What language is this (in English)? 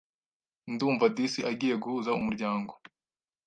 Kinyarwanda